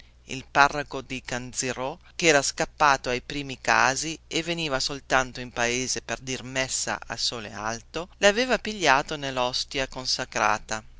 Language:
Italian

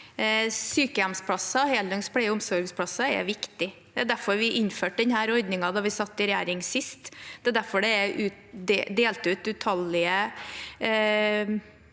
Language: Norwegian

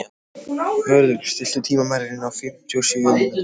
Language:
Icelandic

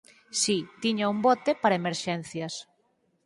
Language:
Galician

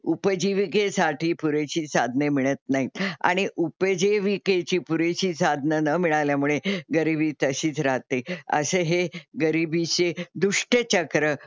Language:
Marathi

